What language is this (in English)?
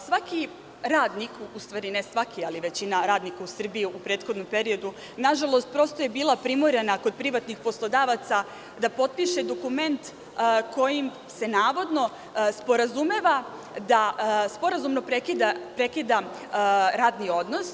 Serbian